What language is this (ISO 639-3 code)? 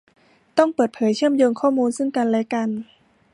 tha